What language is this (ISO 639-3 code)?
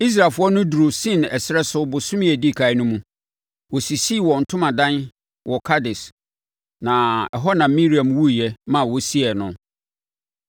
aka